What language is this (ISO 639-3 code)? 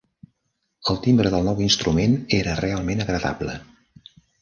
cat